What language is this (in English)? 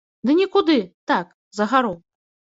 Belarusian